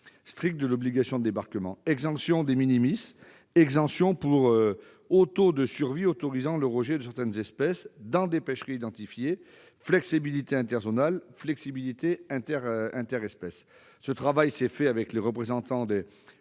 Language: French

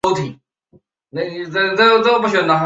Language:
Chinese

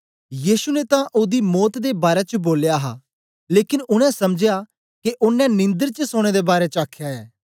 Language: Dogri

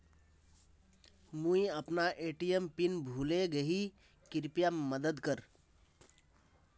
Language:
Magahi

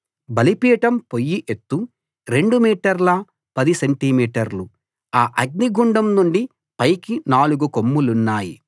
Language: Telugu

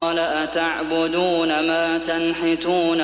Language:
Arabic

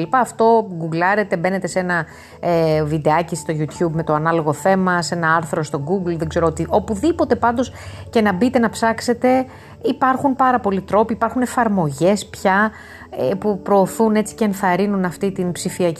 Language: Greek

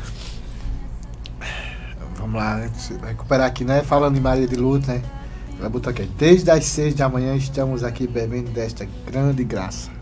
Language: Portuguese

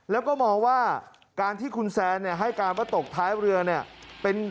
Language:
Thai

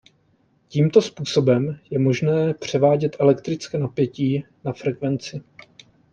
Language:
Czech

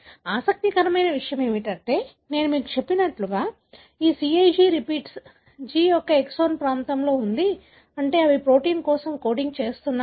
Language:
Telugu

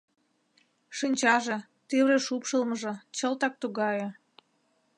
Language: Mari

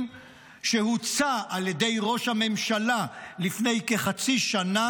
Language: Hebrew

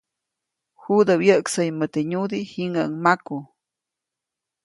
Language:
Copainalá Zoque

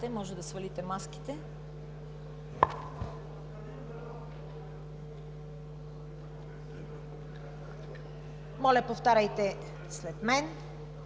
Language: Bulgarian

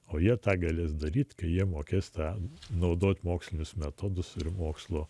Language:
Lithuanian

